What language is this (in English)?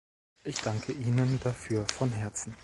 German